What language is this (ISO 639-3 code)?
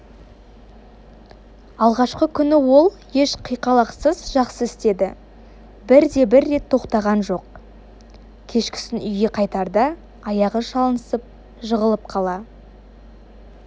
kaz